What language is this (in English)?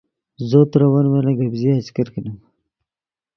Yidgha